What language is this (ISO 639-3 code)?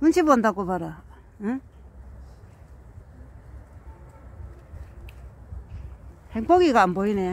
kor